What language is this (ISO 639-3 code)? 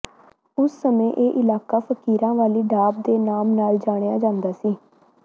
pan